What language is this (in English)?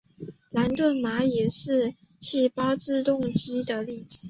Chinese